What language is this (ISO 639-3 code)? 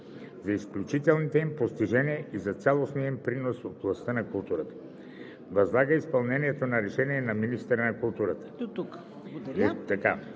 bul